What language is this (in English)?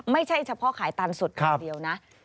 Thai